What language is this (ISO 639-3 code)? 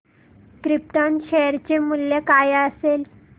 mar